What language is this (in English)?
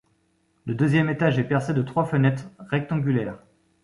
French